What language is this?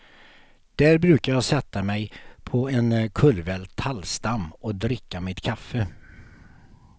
Swedish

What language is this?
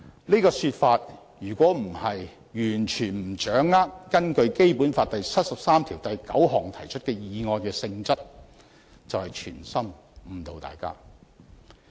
Cantonese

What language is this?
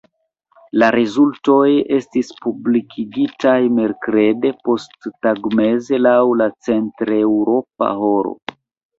Esperanto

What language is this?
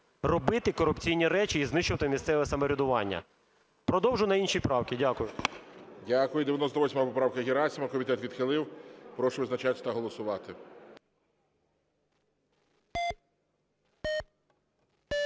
Ukrainian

